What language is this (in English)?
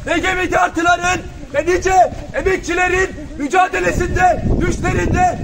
Turkish